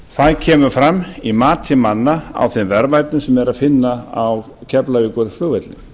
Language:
Icelandic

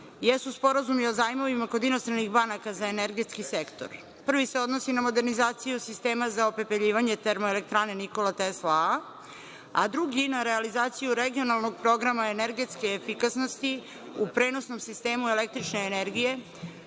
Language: Serbian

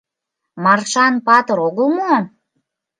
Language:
Mari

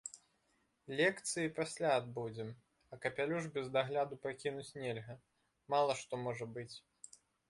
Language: Belarusian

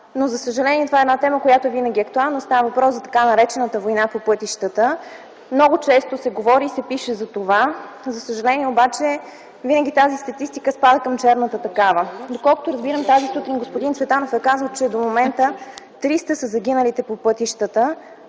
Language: Bulgarian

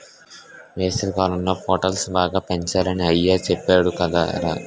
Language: Telugu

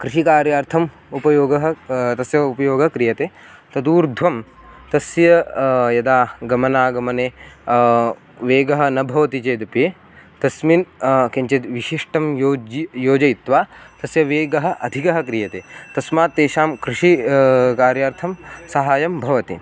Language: Sanskrit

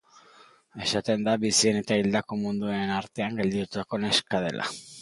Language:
Basque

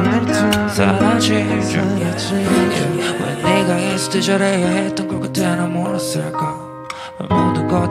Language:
Korean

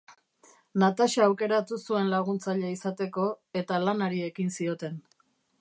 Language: Basque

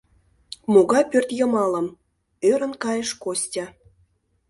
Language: Mari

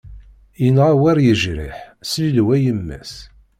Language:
Kabyle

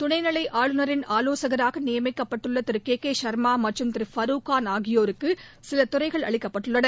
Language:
Tamil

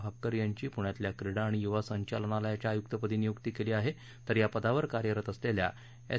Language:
Marathi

